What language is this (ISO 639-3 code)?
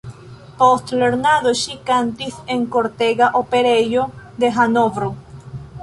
epo